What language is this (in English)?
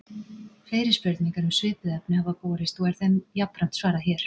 Icelandic